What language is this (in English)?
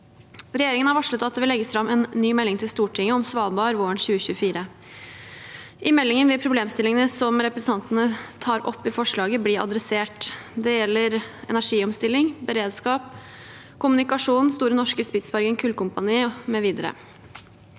Norwegian